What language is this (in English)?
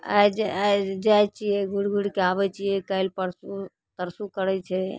Maithili